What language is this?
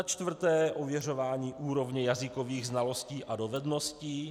Czech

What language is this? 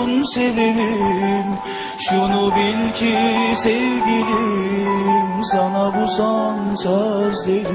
Turkish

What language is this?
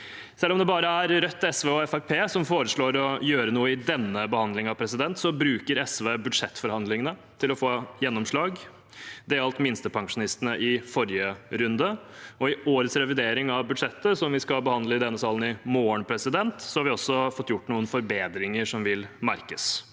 Norwegian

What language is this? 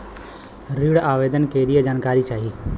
Bhojpuri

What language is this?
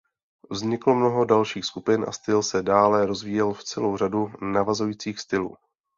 Czech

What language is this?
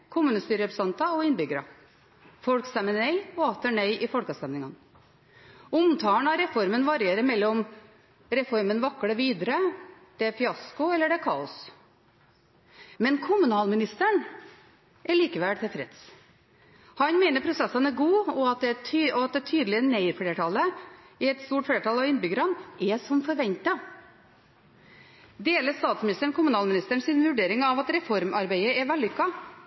Norwegian Bokmål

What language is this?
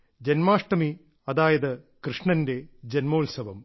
Malayalam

